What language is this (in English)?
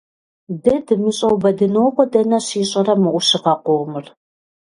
Kabardian